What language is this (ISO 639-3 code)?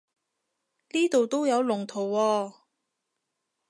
yue